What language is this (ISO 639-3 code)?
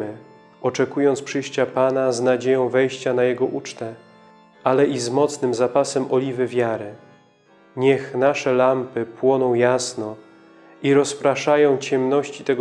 pol